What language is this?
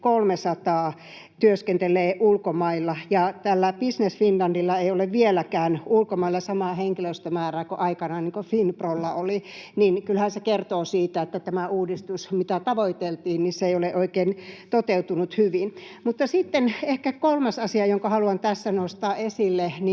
Finnish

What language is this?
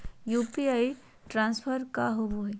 Magahi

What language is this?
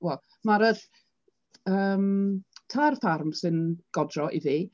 Welsh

